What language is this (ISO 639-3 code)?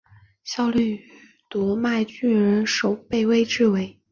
zho